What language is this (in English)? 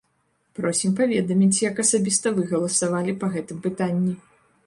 Belarusian